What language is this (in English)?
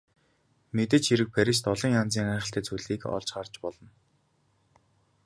Mongolian